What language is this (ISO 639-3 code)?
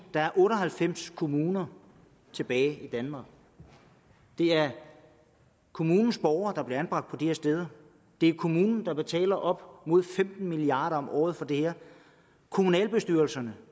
dan